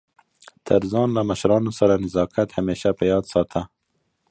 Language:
Pashto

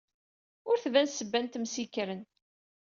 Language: Kabyle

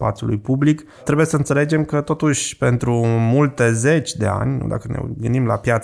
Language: Romanian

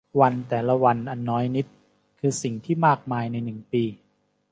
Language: Thai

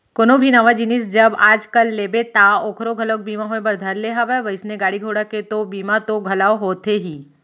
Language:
Chhattisgarhi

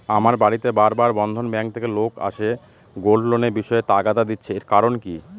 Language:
Bangla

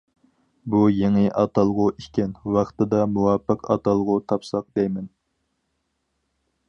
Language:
Uyghur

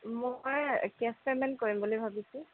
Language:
Assamese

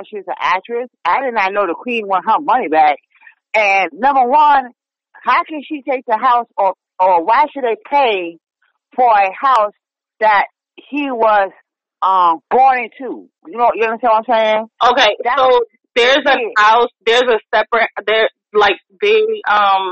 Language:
English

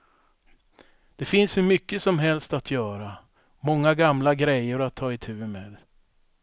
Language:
Swedish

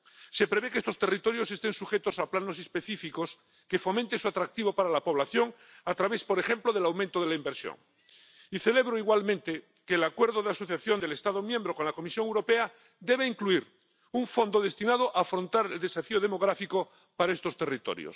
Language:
Spanish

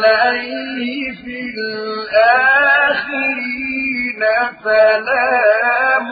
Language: Arabic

